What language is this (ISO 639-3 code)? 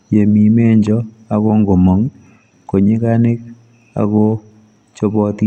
kln